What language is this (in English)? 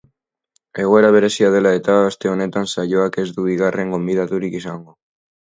Basque